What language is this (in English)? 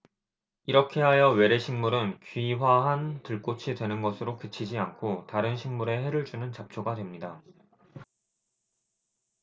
Korean